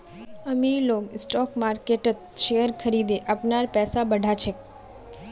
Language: Magahi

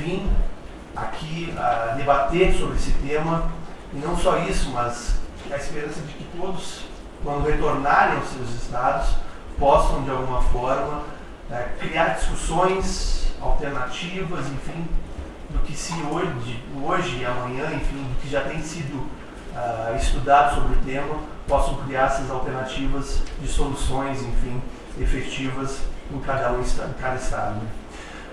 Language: Portuguese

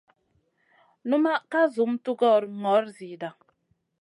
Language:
Masana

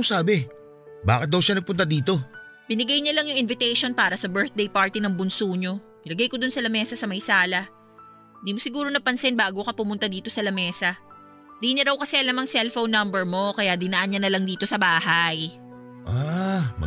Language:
Filipino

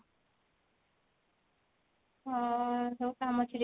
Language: Odia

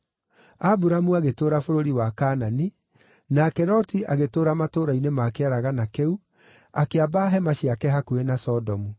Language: Kikuyu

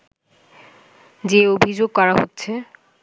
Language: Bangla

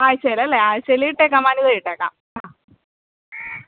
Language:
Malayalam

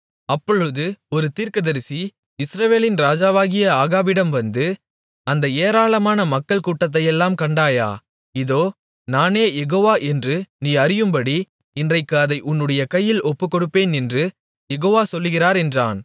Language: Tamil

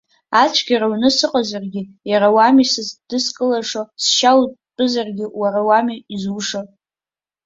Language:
Abkhazian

